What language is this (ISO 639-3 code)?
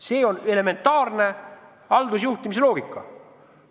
est